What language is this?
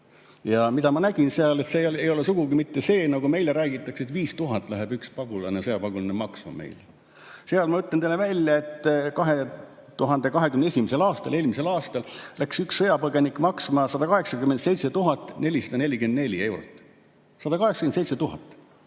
Estonian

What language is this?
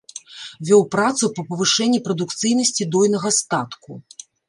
Belarusian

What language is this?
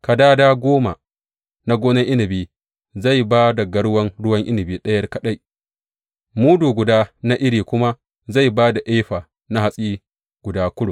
Hausa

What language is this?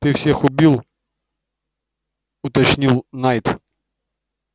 Russian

